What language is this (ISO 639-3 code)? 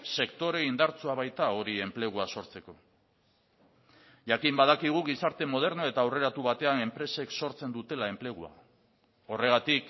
eus